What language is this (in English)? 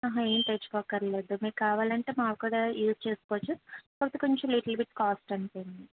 Telugu